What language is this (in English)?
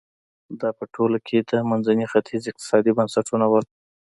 Pashto